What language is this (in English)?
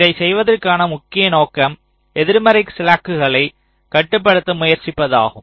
Tamil